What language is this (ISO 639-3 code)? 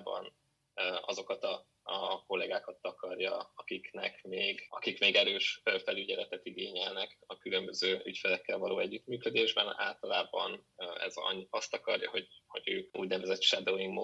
hun